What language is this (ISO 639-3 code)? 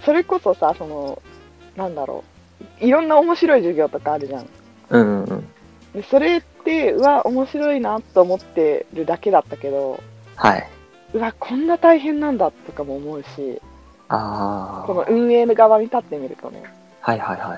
jpn